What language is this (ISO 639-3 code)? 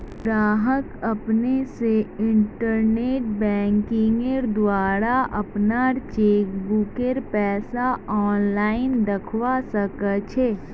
mag